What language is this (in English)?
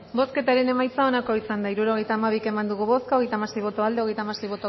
Basque